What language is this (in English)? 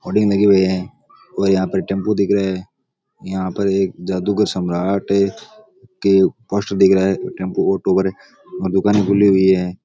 Rajasthani